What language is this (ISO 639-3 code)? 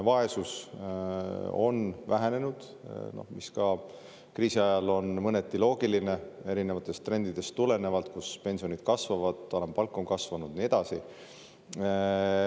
est